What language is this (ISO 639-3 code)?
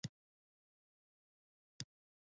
pus